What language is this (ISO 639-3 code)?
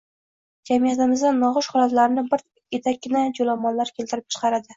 uzb